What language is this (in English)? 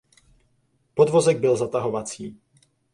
Czech